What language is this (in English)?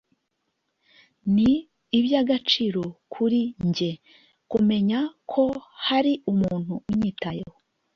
Kinyarwanda